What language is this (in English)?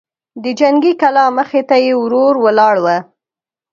Pashto